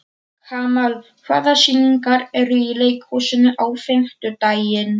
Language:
Icelandic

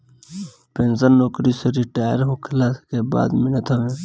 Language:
Bhojpuri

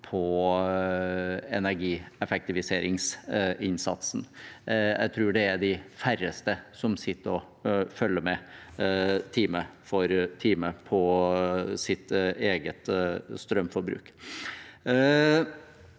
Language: Norwegian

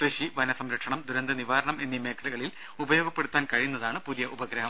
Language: Malayalam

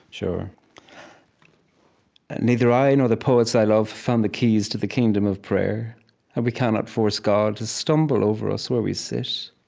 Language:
English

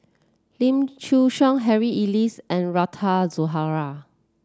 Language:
English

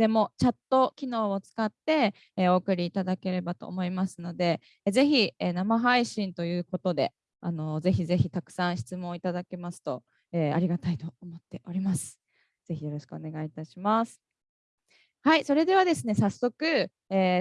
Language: Japanese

